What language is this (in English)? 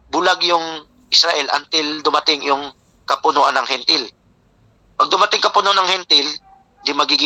Filipino